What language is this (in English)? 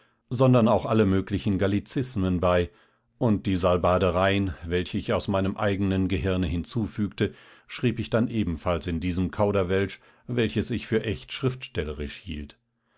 German